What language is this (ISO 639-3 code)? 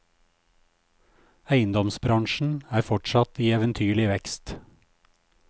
nor